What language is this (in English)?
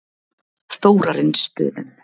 Icelandic